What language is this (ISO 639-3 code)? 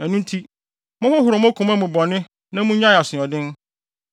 aka